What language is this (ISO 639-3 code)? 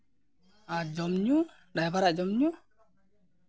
sat